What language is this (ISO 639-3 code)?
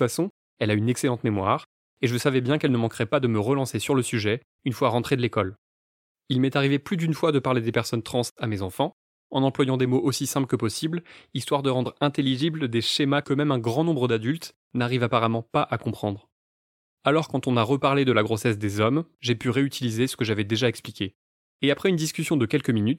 fra